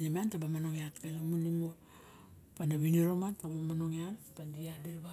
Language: Barok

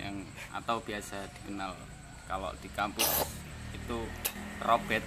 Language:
Indonesian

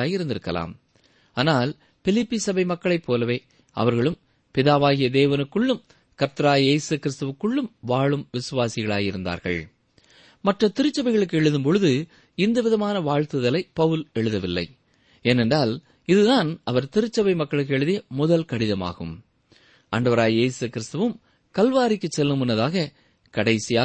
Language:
Tamil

